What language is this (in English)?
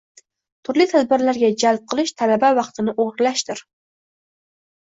Uzbek